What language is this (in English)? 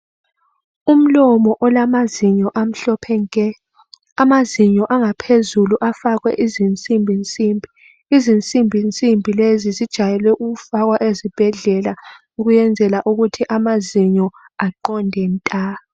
North Ndebele